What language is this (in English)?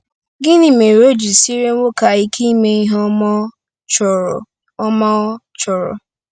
Igbo